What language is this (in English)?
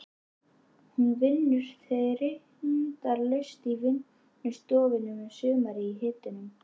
Icelandic